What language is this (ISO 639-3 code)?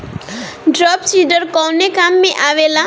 bho